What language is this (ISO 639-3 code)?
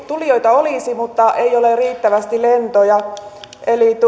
fin